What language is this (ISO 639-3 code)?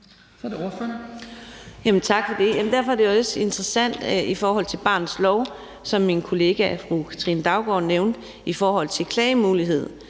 dan